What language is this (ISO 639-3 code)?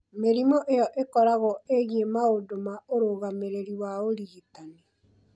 kik